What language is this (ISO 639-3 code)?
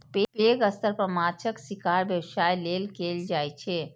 mai